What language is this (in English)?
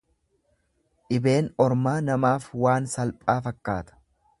Oromo